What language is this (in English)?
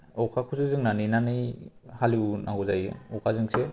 Bodo